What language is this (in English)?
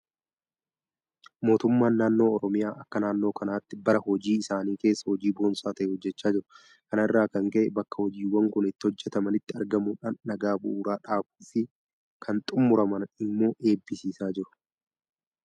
Oromo